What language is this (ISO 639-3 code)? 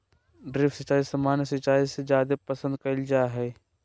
mag